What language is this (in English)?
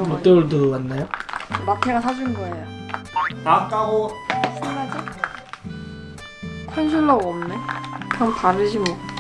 Korean